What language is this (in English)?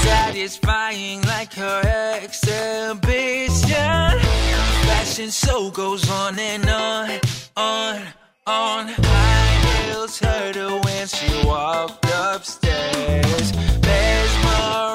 Swedish